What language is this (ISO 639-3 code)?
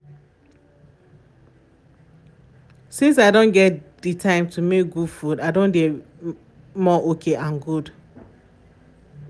pcm